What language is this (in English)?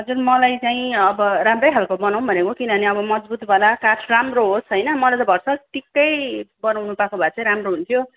Nepali